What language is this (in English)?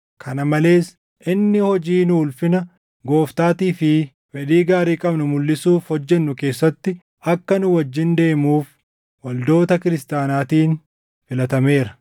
Oromo